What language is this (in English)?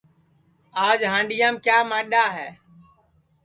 Sansi